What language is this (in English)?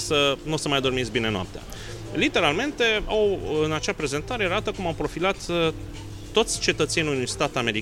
Romanian